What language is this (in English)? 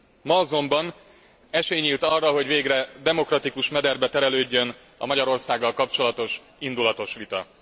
Hungarian